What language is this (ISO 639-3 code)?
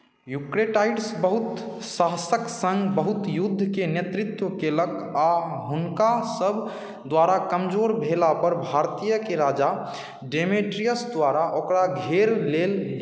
mai